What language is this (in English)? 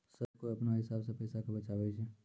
Maithili